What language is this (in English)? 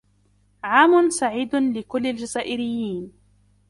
Arabic